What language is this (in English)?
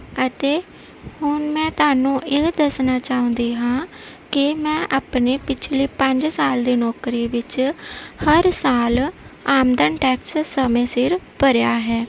Punjabi